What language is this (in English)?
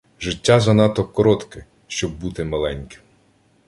Ukrainian